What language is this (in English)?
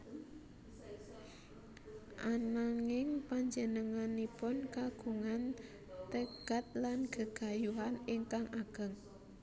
Javanese